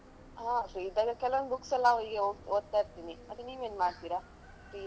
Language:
Kannada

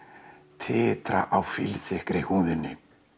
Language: Icelandic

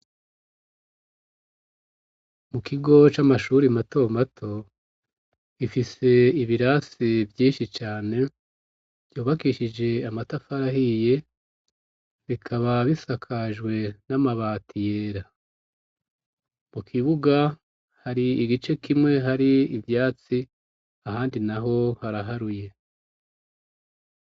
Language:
Rundi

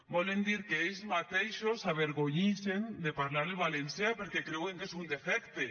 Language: Catalan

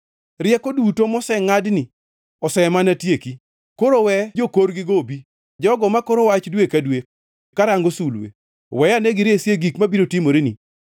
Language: Luo (Kenya and Tanzania)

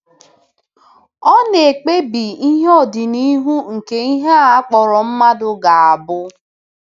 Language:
Igbo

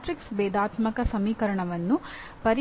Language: Kannada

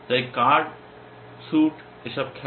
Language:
Bangla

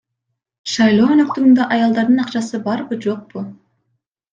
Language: Kyrgyz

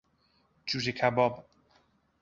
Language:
Persian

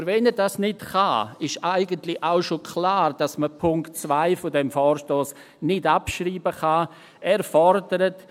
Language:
Swiss German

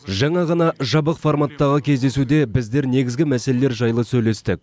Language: Kazakh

